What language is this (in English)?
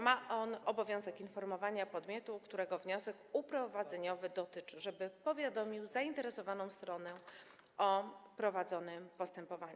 Polish